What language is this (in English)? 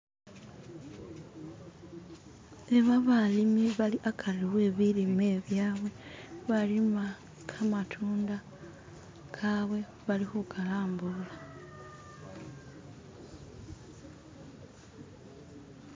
Masaaba